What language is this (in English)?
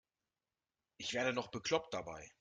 German